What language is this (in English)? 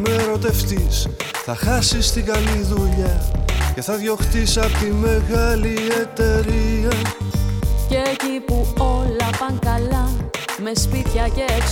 Greek